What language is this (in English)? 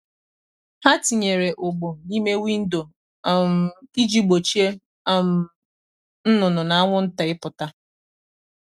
Igbo